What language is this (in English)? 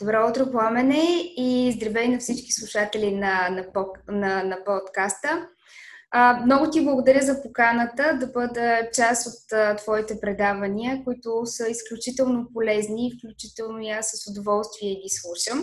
Bulgarian